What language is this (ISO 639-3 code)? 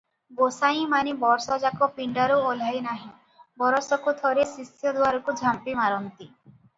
ori